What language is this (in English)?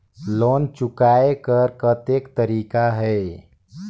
Chhattisgarhi